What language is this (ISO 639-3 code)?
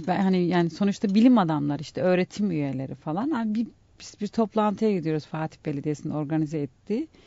tur